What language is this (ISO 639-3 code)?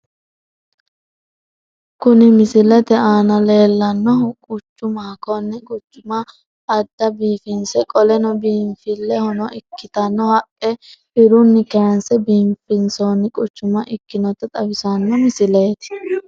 sid